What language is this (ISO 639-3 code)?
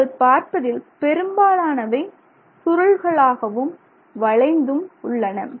tam